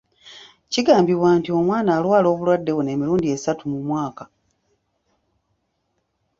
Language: Ganda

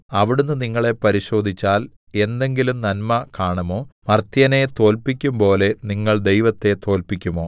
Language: Malayalam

